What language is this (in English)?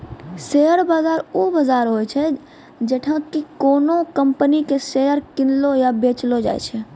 Maithili